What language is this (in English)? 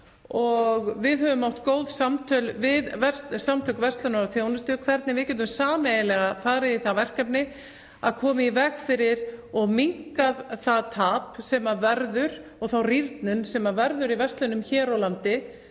Icelandic